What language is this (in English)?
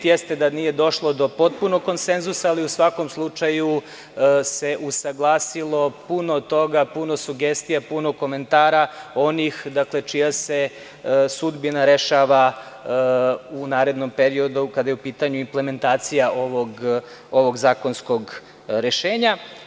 Serbian